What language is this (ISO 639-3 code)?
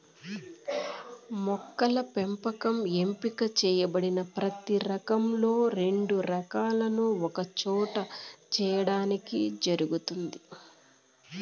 tel